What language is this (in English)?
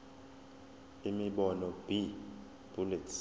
Zulu